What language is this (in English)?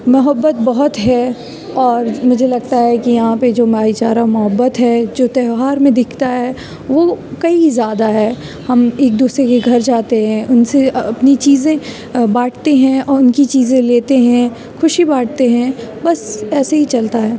Urdu